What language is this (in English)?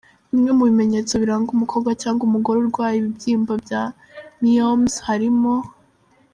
Kinyarwanda